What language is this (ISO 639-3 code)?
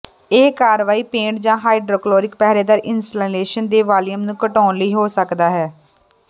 pan